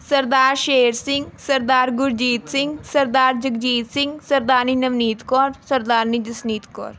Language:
Punjabi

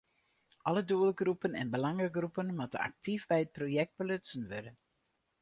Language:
Western Frisian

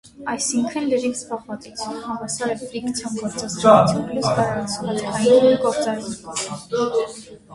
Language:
Armenian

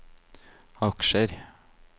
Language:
Norwegian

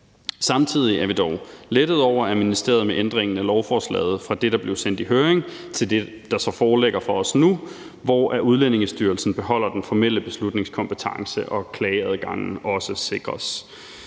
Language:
Danish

